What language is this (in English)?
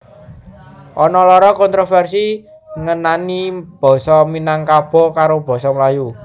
Javanese